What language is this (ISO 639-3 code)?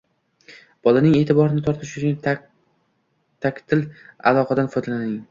uzb